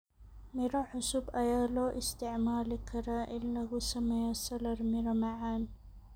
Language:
Somali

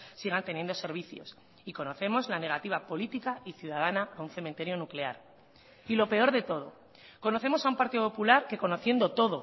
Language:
Spanish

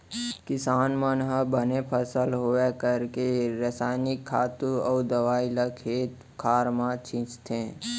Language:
Chhattisgarhi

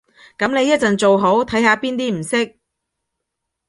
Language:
Cantonese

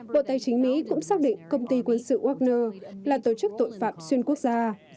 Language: Vietnamese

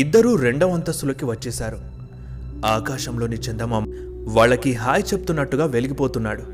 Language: Telugu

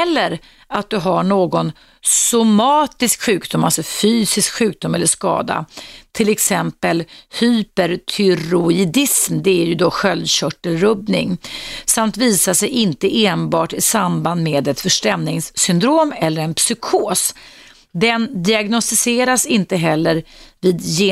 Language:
Swedish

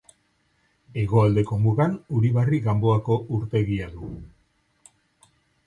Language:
Basque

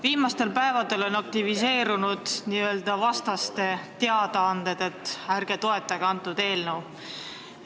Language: Estonian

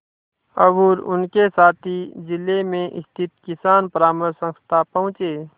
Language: Hindi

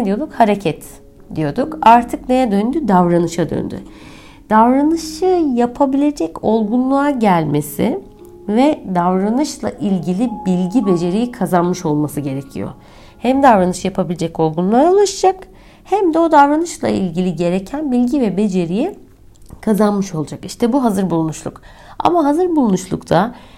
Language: Turkish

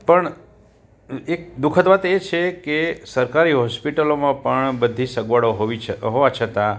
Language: Gujarati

